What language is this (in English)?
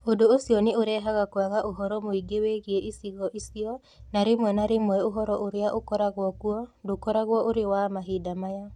Kikuyu